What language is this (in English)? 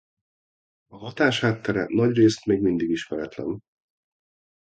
Hungarian